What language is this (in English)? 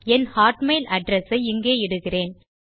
Tamil